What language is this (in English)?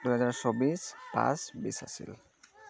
Assamese